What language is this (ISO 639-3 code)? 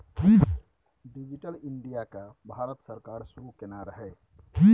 mai